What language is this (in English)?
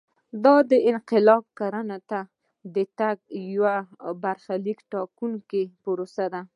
Pashto